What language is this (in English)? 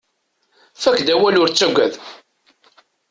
Kabyle